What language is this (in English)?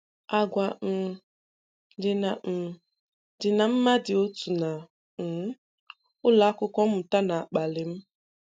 Igbo